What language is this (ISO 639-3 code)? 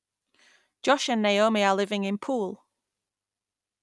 eng